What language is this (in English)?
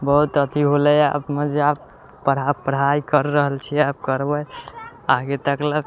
Maithili